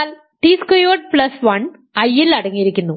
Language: Malayalam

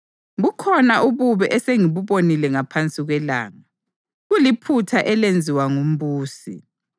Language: North Ndebele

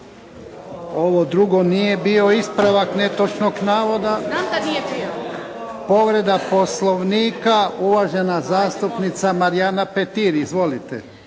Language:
Croatian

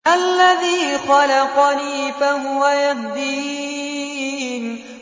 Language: Arabic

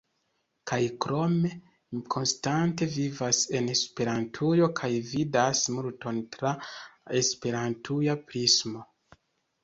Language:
Esperanto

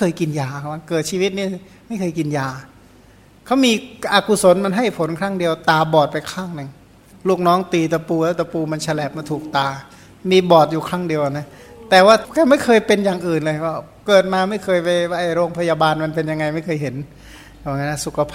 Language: Thai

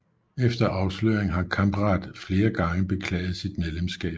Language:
Danish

